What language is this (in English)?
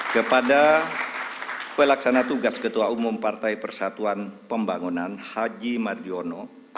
Indonesian